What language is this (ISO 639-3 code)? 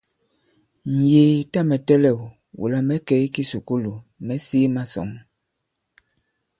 abb